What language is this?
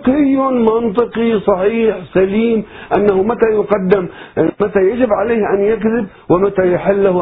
Arabic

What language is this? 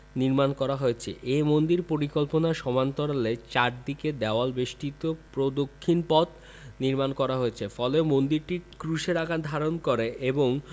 Bangla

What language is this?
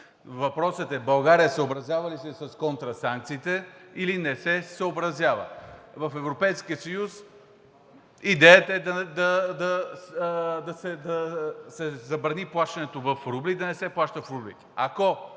Bulgarian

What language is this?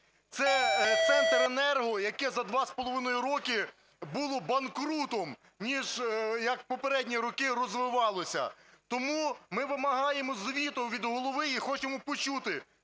Ukrainian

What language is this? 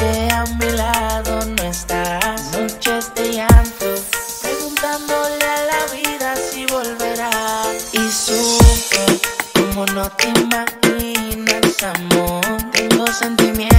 Spanish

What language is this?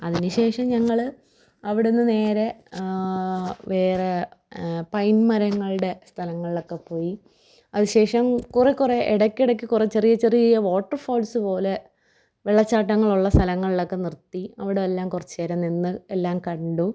Malayalam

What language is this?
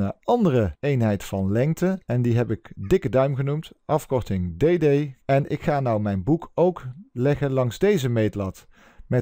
Dutch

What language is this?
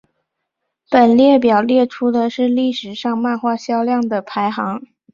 Chinese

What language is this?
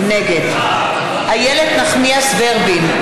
Hebrew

